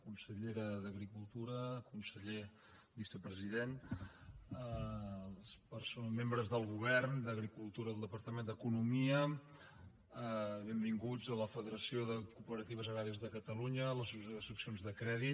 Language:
Catalan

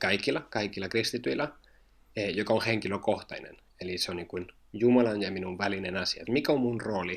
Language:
Finnish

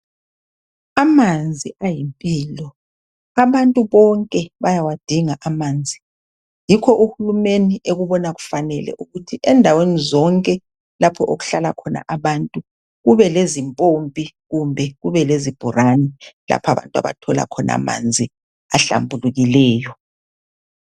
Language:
North Ndebele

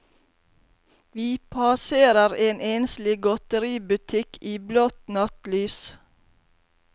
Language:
Norwegian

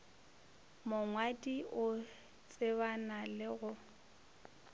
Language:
Northern Sotho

